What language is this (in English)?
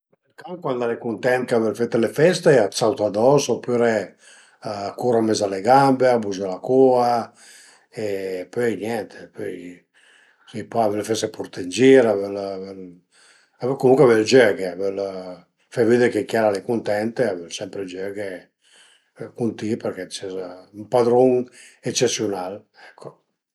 Piedmontese